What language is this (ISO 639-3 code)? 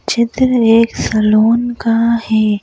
hin